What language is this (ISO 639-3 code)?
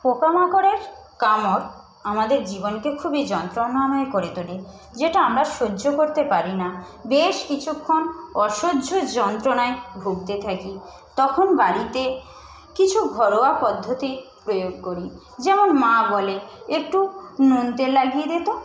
ben